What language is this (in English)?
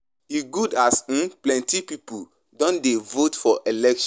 Nigerian Pidgin